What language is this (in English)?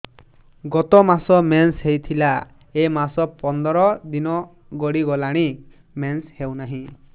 Odia